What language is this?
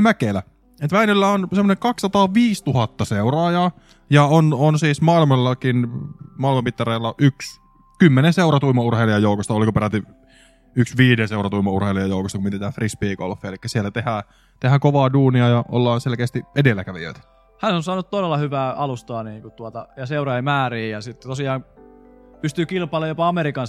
Finnish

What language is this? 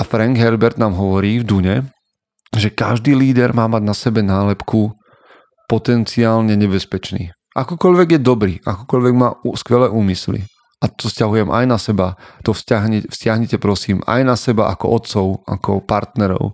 Slovak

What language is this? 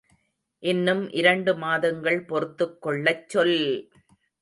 Tamil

